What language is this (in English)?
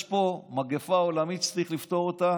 Hebrew